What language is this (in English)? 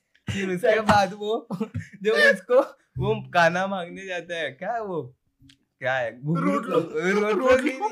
Hindi